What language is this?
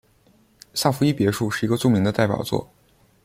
Chinese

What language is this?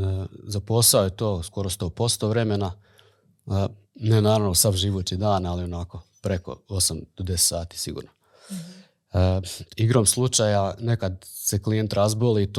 Croatian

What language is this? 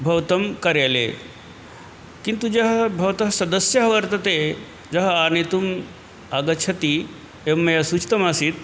Sanskrit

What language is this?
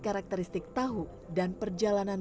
Indonesian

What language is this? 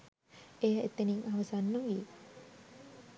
Sinhala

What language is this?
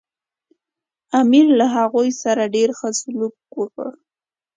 Pashto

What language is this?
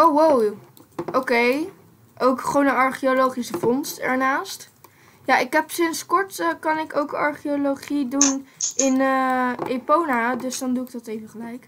Dutch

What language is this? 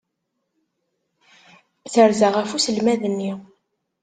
Kabyle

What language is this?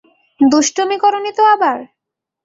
Bangla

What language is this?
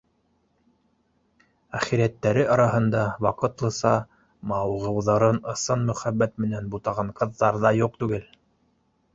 Bashkir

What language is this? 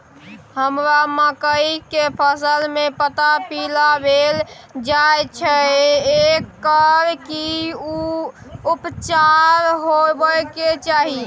Maithili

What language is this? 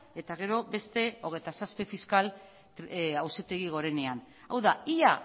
Basque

